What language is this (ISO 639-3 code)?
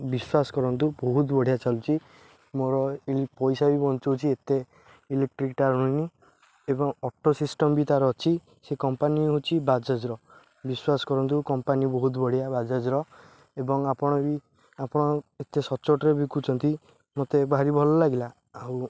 ori